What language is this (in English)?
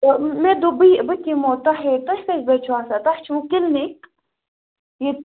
Kashmiri